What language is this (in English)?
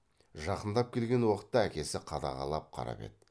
Kazakh